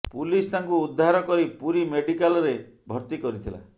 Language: Odia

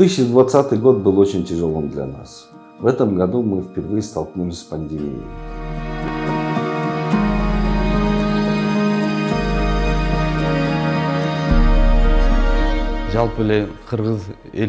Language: Russian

